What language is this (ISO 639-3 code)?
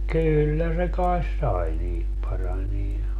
fin